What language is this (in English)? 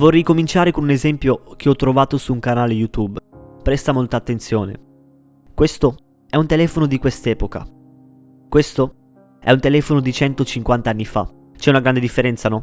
Italian